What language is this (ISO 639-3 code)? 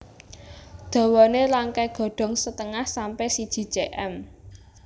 jav